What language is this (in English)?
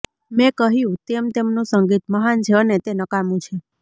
Gujarati